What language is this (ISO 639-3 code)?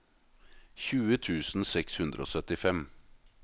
nor